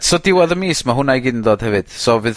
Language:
Welsh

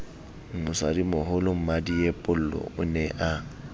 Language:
Southern Sotho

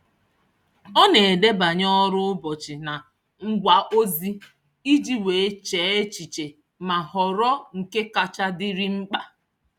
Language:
Igbo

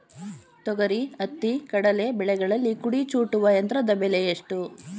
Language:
Kannada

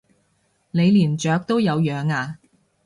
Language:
Cantonese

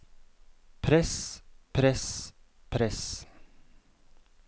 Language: Norwegian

